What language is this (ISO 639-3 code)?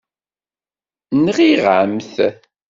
kab